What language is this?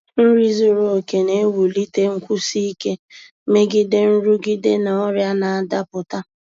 Igbo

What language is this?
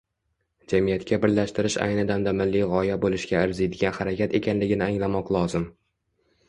Uzbek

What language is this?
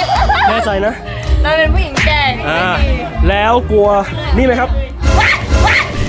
Thai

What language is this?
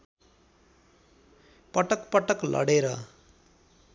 Nepali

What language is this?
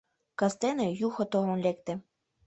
Mari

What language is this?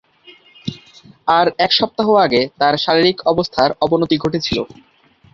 Bangla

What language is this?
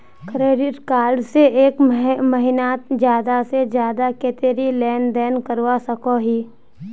Magahi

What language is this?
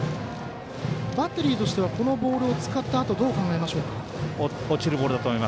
Japanese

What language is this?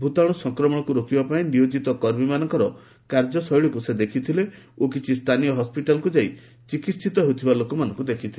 Odia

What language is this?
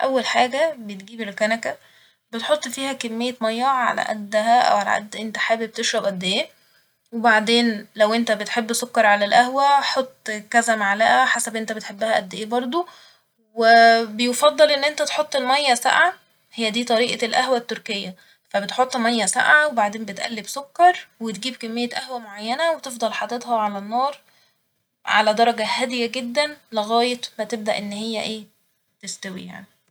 Egyptian Arabic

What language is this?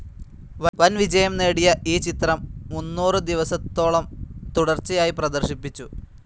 Malayalam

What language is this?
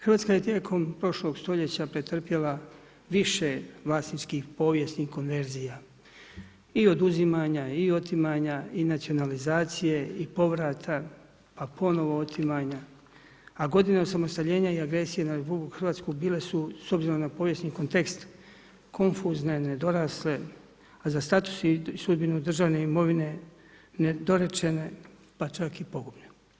Croatian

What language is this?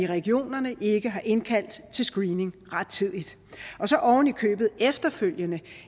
Danish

